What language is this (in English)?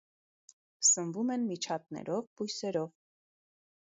Armenian